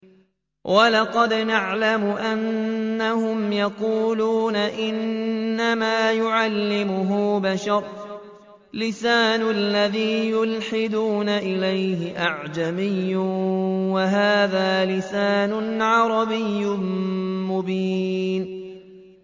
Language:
Arabic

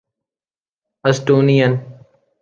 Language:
Urdu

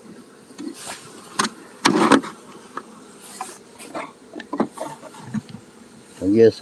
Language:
Korean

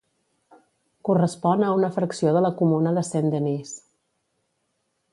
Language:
Catalan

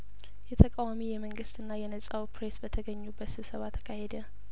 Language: Amharic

